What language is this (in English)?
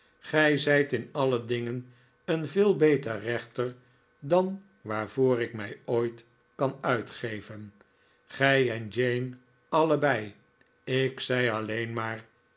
Dutch